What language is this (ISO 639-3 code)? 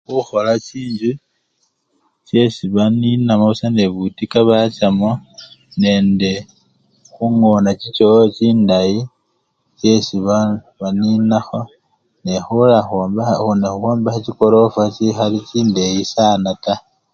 luy